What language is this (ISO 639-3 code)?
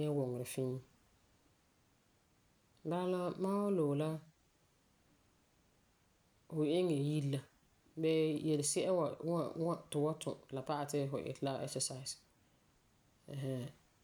gur